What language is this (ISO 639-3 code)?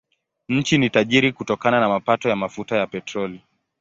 swa